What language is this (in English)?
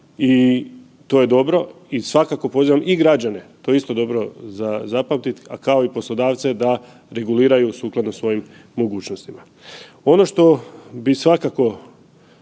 Croatian